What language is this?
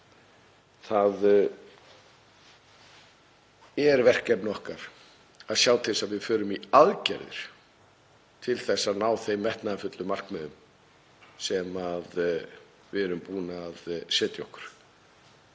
Icelandic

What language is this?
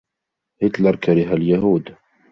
Arabic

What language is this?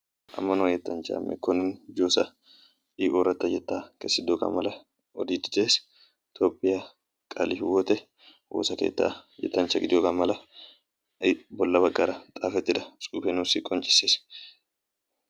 Wolaytta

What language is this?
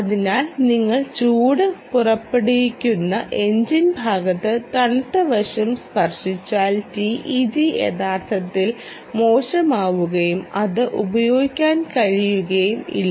Malayalam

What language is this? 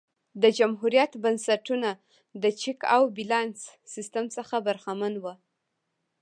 Pashto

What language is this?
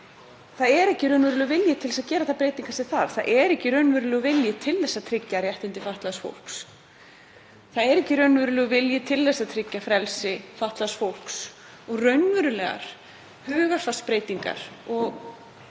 Icelandic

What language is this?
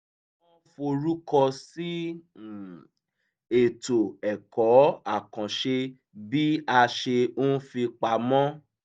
Yoruba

